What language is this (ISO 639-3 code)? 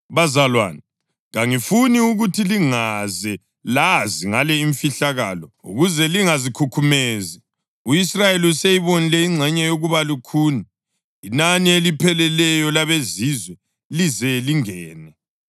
nde